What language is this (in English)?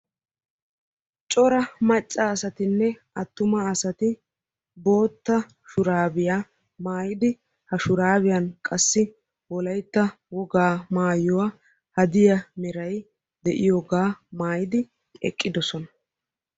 Wolaytta